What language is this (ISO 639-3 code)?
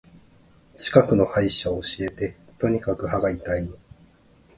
jpn